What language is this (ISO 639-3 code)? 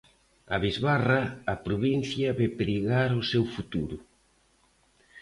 glg